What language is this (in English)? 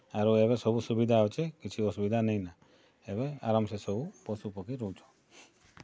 Odia